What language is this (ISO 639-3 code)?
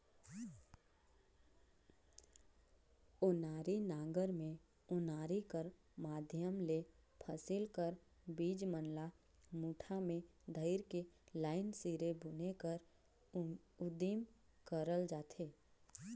hne